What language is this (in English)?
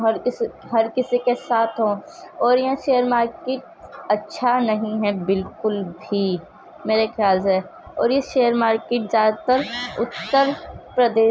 Urdu